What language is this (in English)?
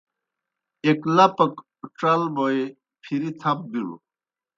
Kohistani Shina